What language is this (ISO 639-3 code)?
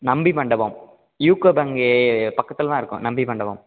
tam